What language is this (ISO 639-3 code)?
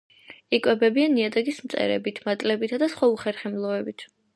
kat